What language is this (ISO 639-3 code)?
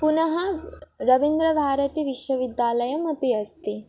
san